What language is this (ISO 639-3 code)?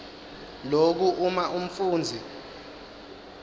ssw